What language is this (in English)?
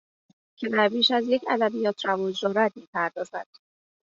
Persian